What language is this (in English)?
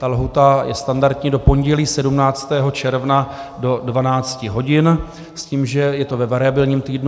Czech